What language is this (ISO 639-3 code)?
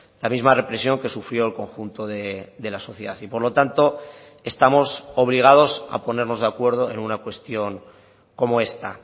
spa